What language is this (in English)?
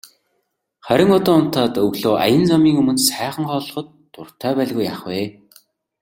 Mongolian